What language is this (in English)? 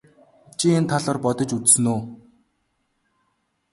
Mongolian